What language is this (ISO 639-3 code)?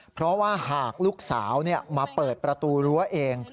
tha